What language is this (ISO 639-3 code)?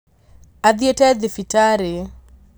kik